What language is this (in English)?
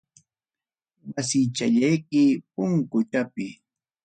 Ayacucho Quechua